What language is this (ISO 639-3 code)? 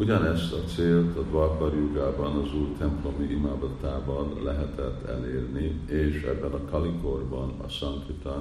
hun